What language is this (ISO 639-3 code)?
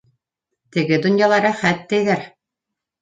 bak